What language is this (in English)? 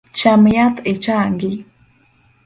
Luo (Kenya and Tanzania)